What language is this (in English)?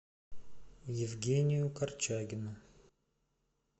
Russian